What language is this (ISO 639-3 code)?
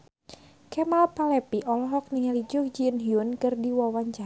sun